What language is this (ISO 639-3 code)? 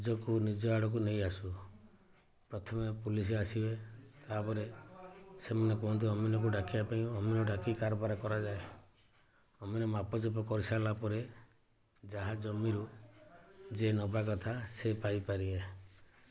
ori